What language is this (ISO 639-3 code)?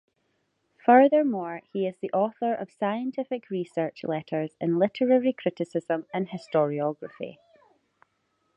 eng